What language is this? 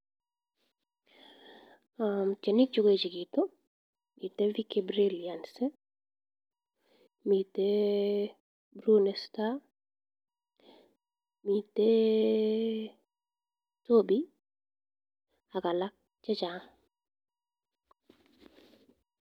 Kalenjin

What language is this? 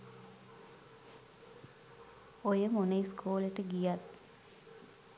Sinhala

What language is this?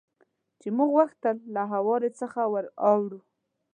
Pashto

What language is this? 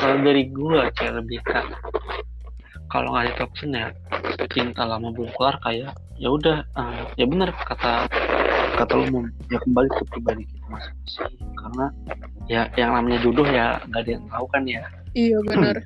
Indonesian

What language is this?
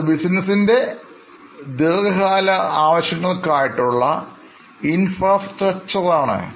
Malayalam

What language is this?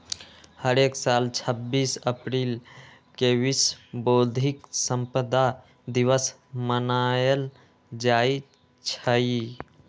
Magahi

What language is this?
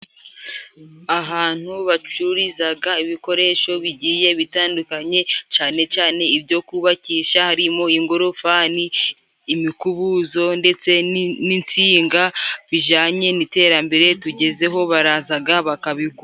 Kinyarwanda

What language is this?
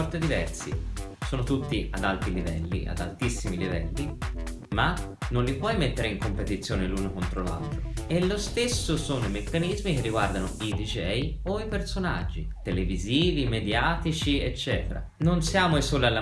Italian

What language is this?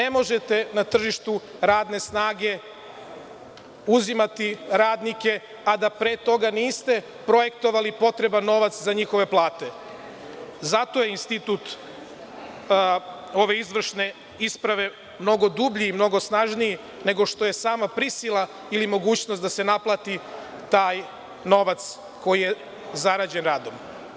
Serbian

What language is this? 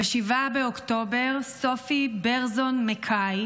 Hebrew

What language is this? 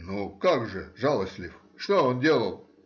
Russian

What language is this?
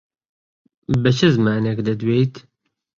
Central Kurdish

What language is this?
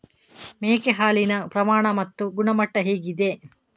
Kannada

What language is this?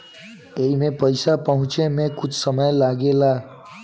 Bhojpuri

